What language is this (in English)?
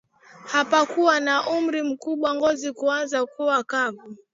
Swahili